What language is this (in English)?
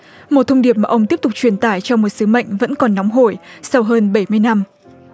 Vietnamese